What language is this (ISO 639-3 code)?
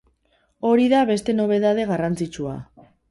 eus